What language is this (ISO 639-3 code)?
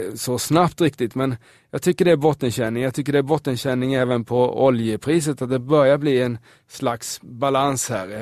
swe